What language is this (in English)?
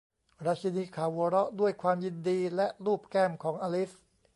Thai